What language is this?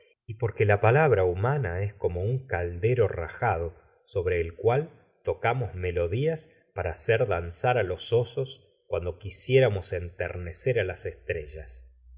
Spanish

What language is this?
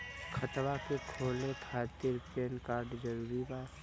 Bhojpuri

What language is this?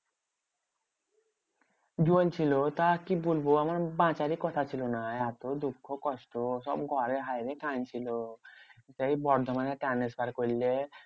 Bangla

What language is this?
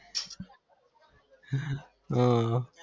Gujarati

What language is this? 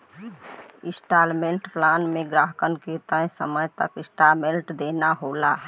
Bhojpuri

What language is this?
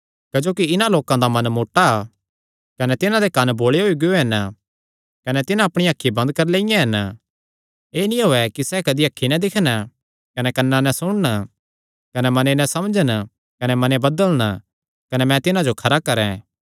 Kangri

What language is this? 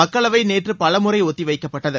Tamil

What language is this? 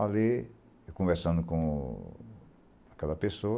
Portuguese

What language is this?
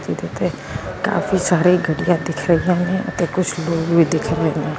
Punjabi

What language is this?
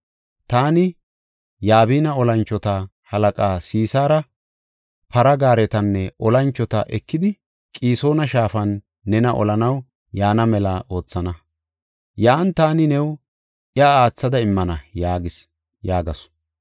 Gofa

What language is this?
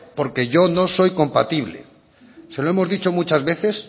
Spanish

